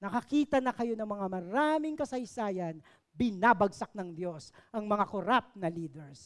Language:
Filipino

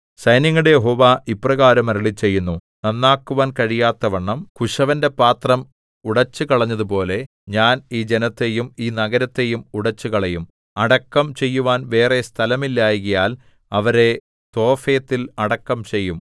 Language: Malayalam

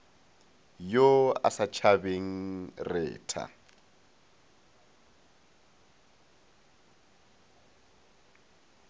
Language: Northern Sotho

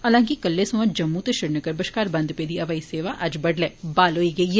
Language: Dogri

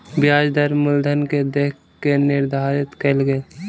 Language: Maithili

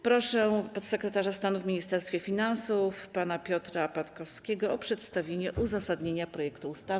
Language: Polish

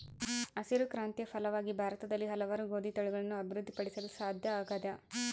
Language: Kannada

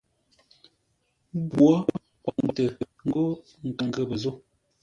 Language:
Ngombale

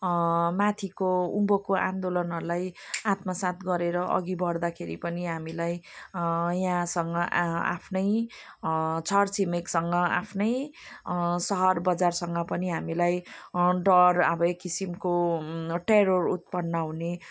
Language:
Nepali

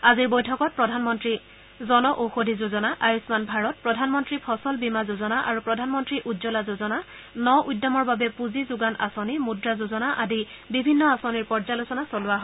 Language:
Assamese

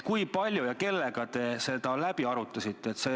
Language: Estonian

